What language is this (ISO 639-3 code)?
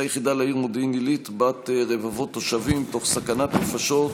heb